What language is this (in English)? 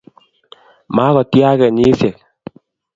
Kalenjin